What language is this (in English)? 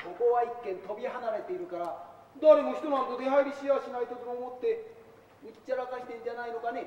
Japanese